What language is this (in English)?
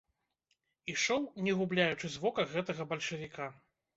Belarusian